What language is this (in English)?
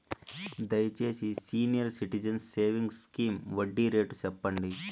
Telugu